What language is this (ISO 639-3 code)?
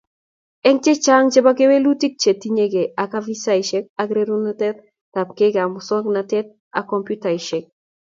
kln